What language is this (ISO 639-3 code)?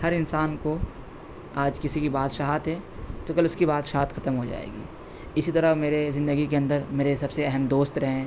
urd